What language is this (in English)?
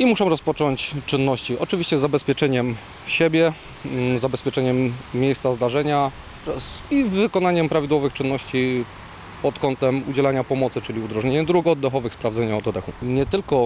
Polish